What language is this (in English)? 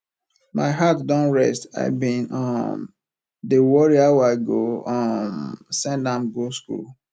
Nigerian Pidgin